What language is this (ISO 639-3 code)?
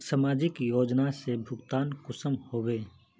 mag